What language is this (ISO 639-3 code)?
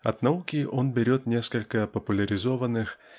rus